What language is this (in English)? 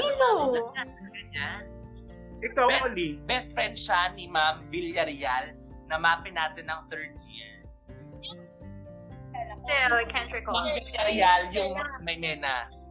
Filipino